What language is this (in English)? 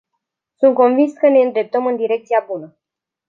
Romanian